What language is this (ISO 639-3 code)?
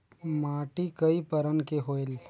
hne